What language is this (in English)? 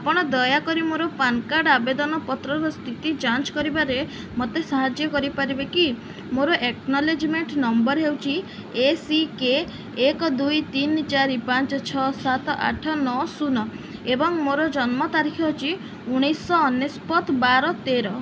Odia